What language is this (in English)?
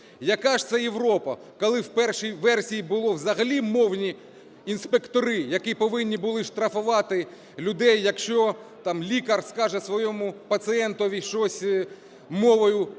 Ukrainian